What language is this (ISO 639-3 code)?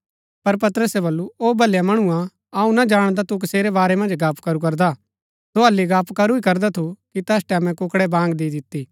gbk